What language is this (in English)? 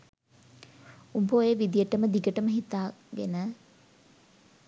Sinhala